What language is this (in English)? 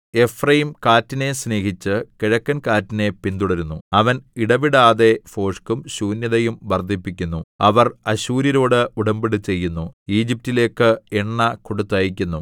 Malayalam